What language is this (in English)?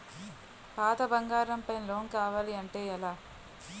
Telugu